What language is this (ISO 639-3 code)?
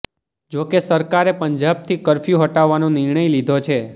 guj